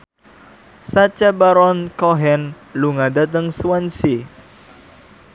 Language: Javanese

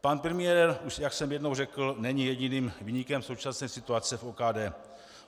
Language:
Czech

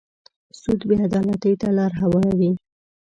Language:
Pashto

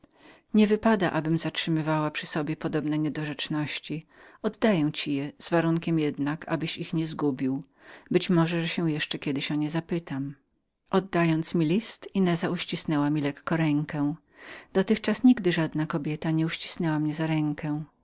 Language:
Polish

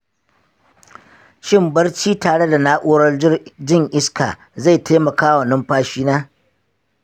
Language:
Hausa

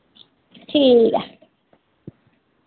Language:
Dogri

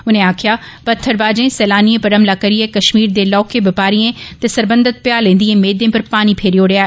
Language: Dogri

